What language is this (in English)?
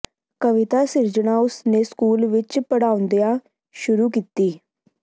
Punjabi